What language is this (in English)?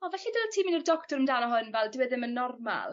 Welsh